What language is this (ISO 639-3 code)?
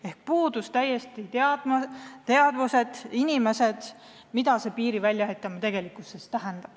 est